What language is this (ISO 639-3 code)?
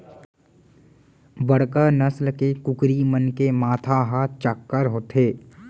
hne